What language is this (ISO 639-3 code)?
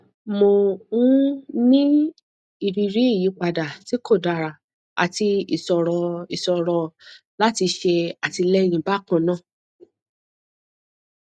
yor